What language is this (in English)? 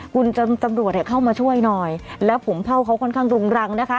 Thai